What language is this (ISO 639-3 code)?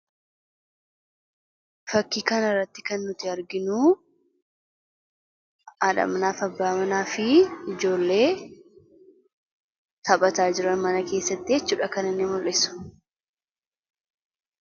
orm